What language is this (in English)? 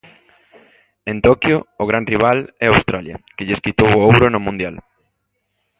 Galician